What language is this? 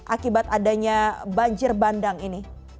Indonesian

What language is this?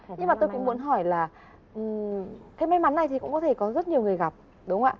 Vietnamese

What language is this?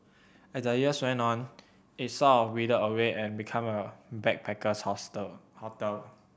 English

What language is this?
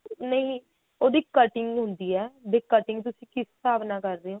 Punjabi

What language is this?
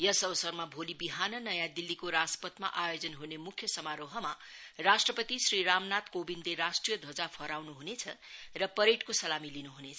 Nepali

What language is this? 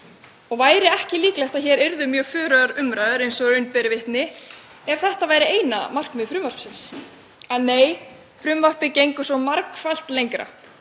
Icelandic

